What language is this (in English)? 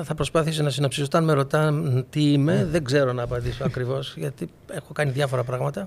Greek